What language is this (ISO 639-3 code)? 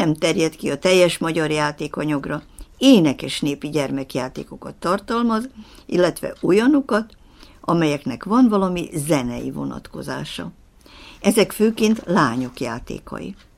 hun